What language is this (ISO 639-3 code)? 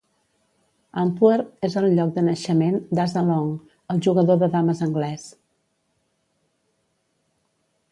cat